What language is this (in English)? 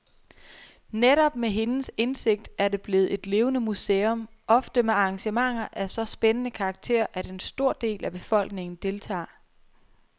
Danish